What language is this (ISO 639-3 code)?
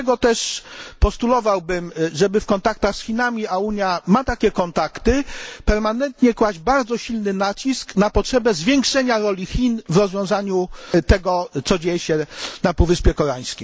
pol